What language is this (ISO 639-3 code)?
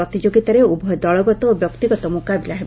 ori